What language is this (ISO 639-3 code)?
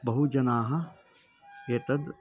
san